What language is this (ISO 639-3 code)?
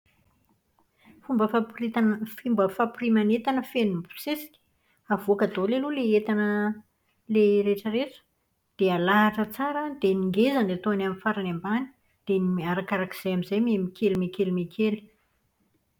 mlg